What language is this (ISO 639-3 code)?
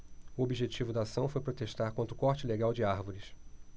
por